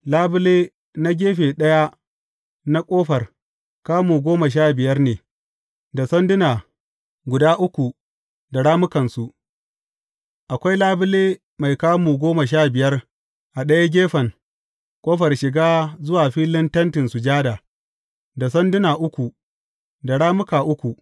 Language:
Hausa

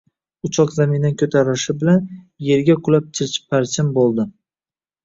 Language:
Uzbek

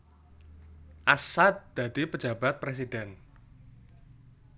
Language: Javanese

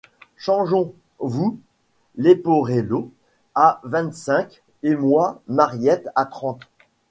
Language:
French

